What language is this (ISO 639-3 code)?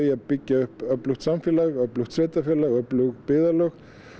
isl